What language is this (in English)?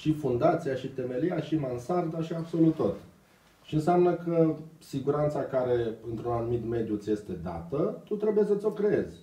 Romanian